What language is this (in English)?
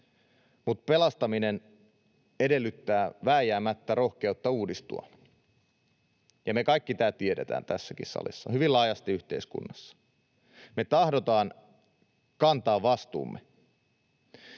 Finnish